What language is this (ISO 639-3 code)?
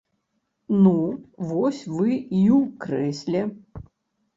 bel